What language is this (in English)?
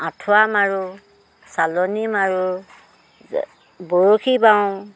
Assamese